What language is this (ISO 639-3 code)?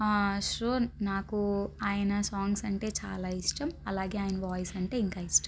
tel